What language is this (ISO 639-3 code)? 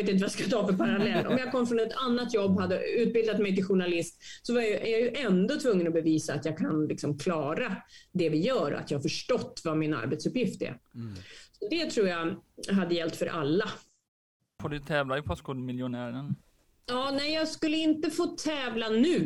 swe